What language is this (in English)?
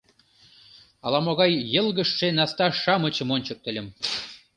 Mari